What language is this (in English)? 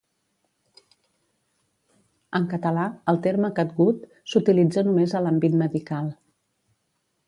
Catalan